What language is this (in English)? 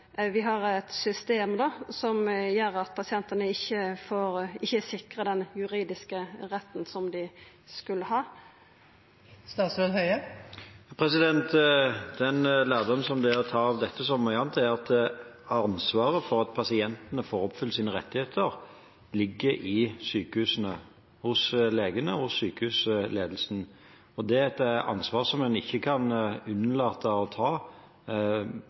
Norwegian